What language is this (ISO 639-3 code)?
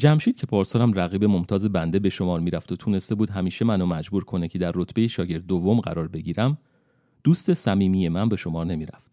fas